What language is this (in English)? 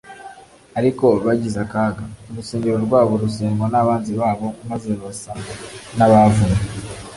Kinyarwanda